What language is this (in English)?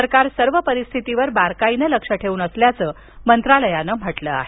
Marathi